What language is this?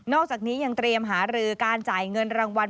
Thai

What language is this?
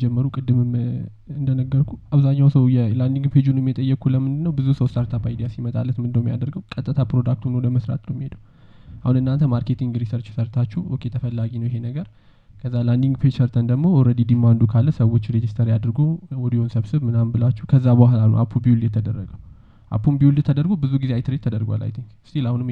Amharic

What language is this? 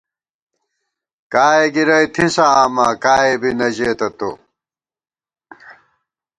Gawar-Bati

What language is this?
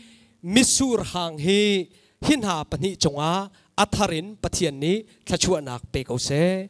Thai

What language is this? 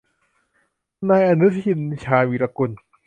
Thai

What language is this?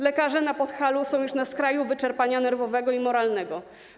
Polish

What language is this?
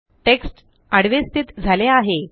Marathi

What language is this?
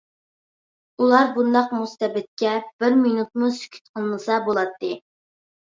Uyghur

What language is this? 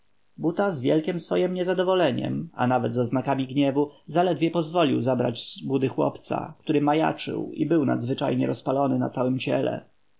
Polish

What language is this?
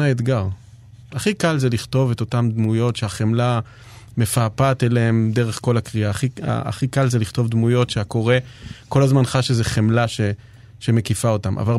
Hebrew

